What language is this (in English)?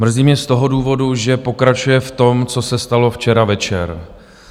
Czech